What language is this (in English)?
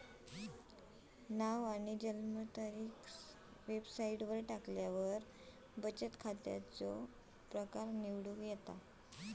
Marathi